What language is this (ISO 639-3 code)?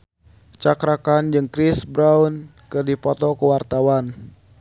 sun